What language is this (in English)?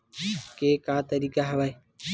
Chhattisgarhi